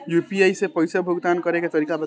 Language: Bhojpuri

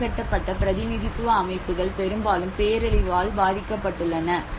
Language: Tamil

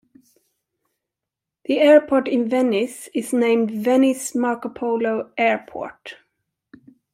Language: English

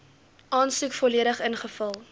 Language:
Afrikaans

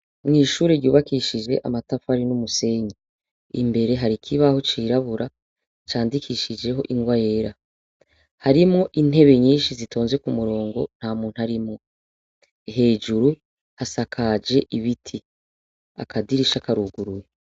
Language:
Rundi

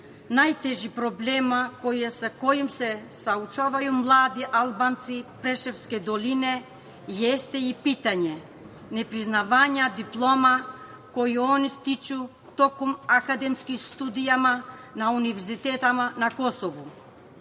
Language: Serbian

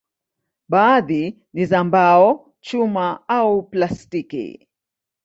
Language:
Swahili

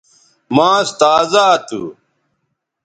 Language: Bateri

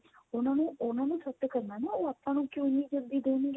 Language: Punjabi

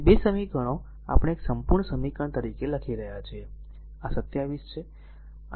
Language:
Gujarati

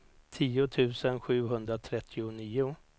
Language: Swedish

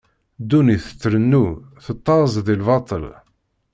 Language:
Kabyle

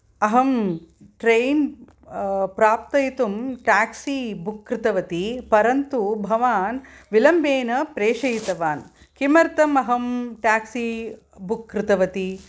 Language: Sanskrit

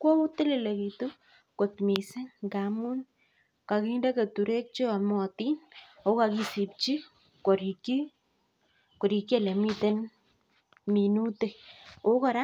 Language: Kalenjin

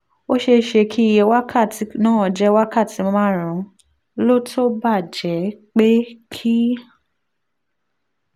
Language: Yoruba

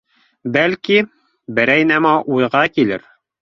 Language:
Bashkir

